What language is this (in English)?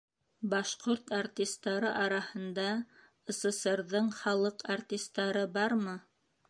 Bashkir